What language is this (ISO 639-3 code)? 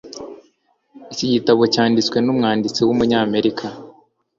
kin